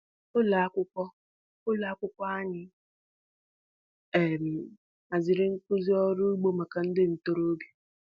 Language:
Igbo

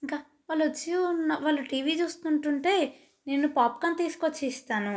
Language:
Telugu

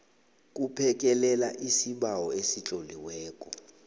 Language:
South Ndebele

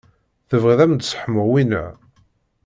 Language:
Kabyle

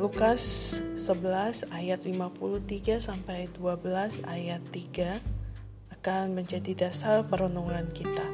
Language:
Indonesian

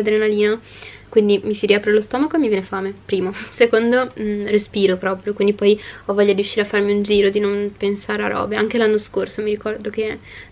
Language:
Italian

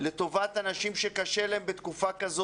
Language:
Hebrew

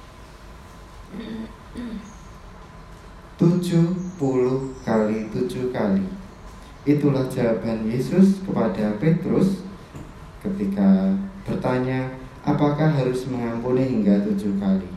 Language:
Indonesian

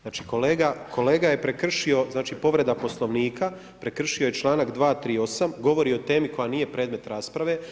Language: Croatian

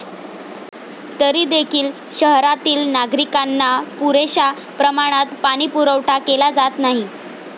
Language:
Marathi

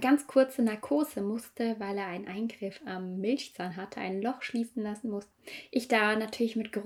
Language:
German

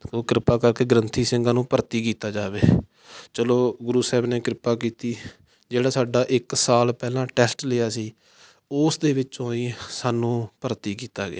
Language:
Punjabi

